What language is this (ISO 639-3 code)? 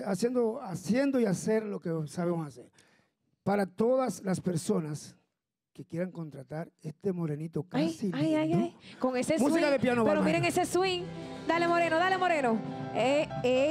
spa